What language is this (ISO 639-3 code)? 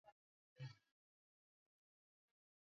swa